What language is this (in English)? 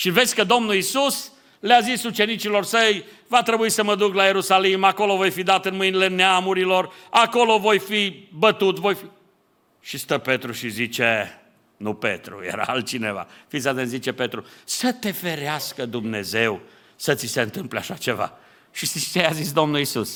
Romanian